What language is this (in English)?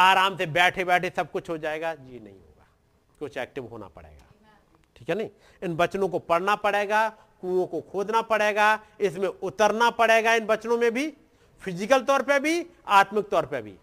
Hindi